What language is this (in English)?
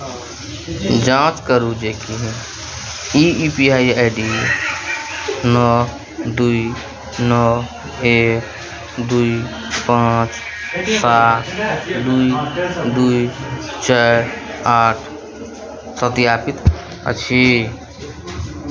Maithili